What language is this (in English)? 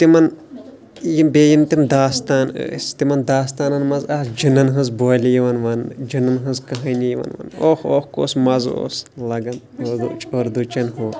Kashmiri